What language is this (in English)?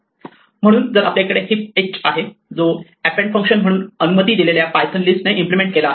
Marathi